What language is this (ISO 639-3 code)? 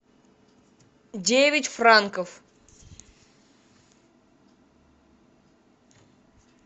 rus